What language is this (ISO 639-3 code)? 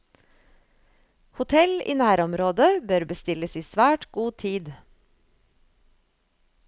nor